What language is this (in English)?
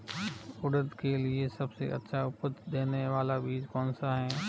Hindi